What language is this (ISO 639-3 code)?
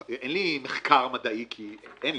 heb